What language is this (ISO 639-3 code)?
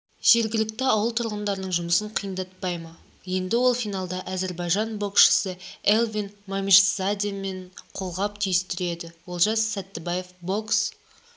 kaz